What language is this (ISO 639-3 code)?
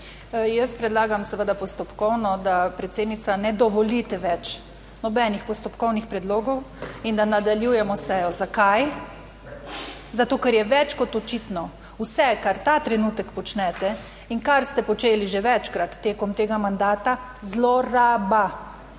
slv